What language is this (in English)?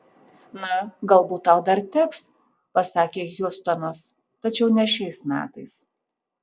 Lithuanian